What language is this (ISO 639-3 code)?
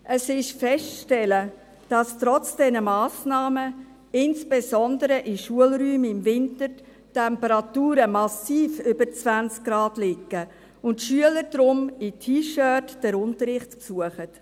gsw